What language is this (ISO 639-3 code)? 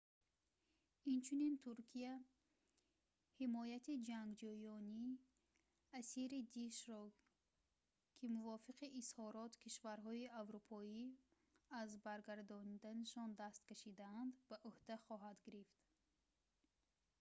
tgk